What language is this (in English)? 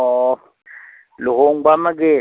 Manipuri